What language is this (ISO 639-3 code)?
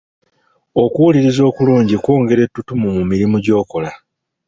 lug